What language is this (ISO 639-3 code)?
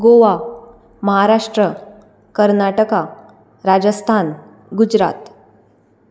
kok